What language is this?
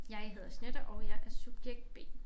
Danish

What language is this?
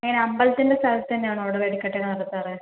Malayalam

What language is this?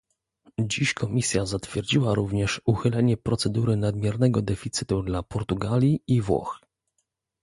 Polish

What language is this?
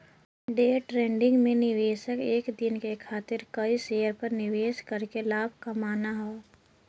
Bhojpuri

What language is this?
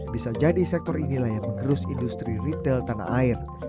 Indonesian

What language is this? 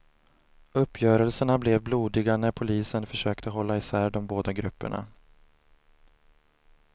Swedish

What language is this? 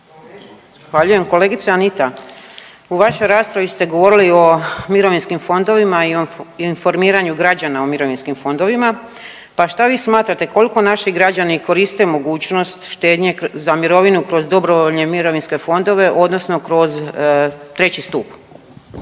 Croatian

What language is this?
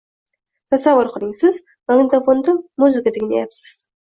Uzbek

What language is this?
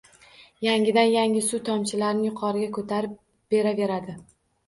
Uzbek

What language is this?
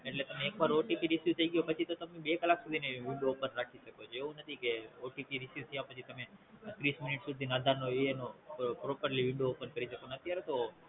Gujarati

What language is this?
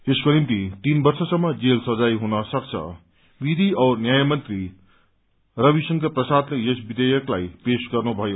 Nepali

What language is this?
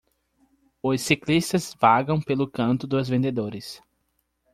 Portuguese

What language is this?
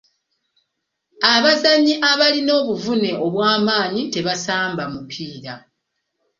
Ganda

